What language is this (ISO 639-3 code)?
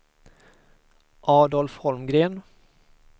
swe